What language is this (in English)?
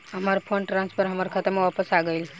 Bhojpuri